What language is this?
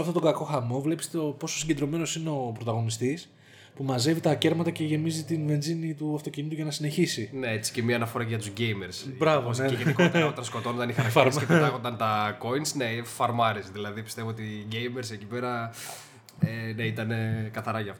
Greek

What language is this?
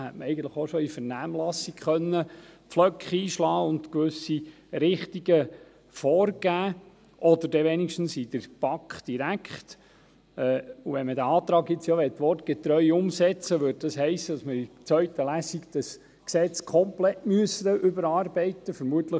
Swiss German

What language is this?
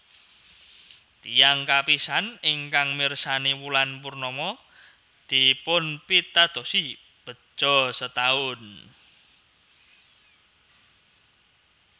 Javanese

